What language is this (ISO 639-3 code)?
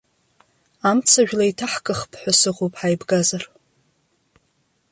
abk